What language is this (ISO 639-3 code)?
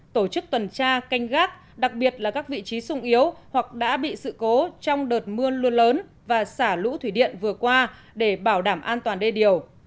vie